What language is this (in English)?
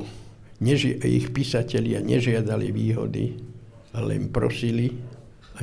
Slovak